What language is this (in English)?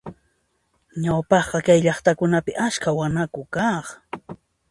Puno Quechua